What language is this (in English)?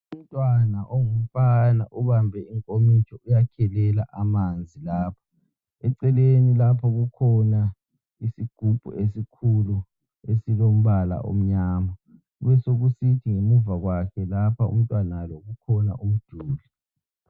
North Ndebele